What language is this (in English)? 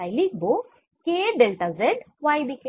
Bangla